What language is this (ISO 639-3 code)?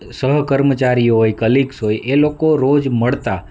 guj